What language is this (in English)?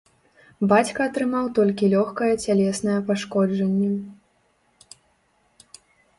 Belarusian